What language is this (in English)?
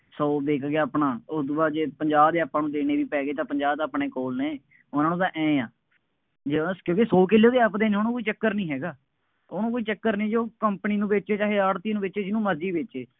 Punjabi